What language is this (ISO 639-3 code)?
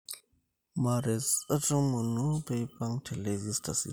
mas